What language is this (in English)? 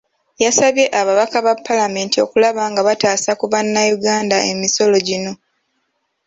Ganda